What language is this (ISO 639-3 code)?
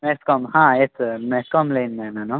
kan